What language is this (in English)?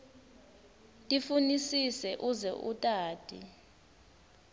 Swati